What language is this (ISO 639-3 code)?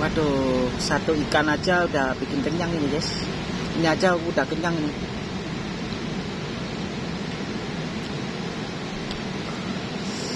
ind